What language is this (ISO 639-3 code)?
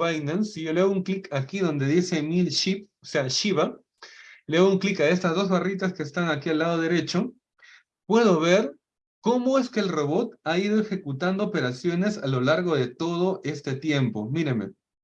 spa